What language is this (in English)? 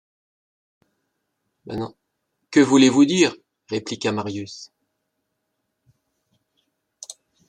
French